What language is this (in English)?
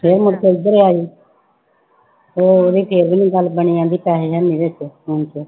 Punjabi